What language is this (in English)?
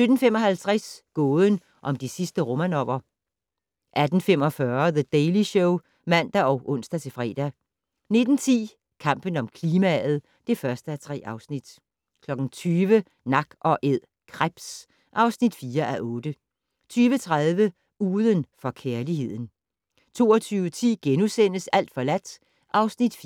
Danish